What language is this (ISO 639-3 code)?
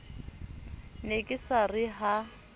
sot